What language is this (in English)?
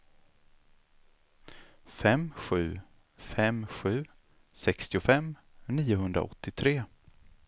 Swedish